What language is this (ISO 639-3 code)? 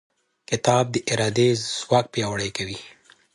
pus